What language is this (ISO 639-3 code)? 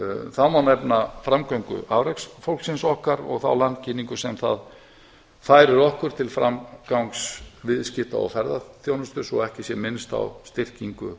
isl